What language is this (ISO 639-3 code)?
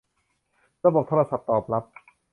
tha